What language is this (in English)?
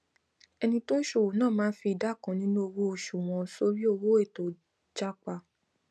Yoruba